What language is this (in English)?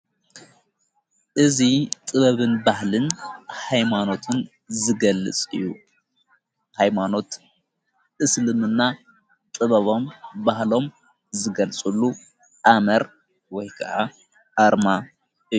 Tigrinya